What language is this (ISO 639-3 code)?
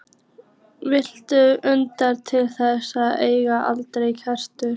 isl